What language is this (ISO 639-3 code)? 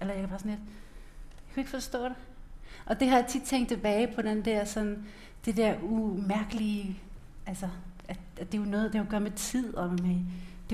dan